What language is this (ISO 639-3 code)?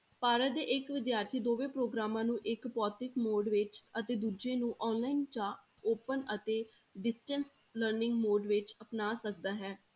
pan